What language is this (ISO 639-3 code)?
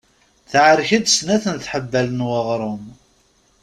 kab